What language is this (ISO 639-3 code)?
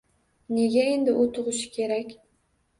uzb